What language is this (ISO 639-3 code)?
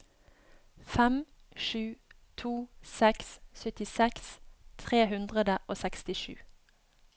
nor